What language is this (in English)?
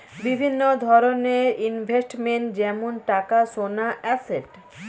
Bangla